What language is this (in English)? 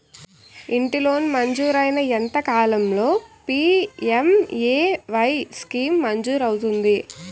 Telugu